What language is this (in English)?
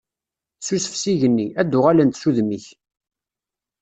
Kabyle